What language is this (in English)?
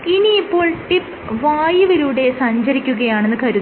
Malayalam